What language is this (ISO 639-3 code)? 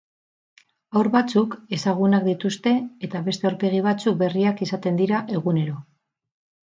eus